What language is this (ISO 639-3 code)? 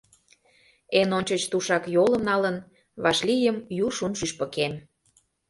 chm